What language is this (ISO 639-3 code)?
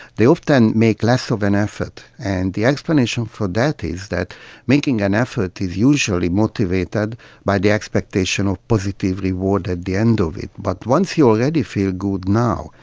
eng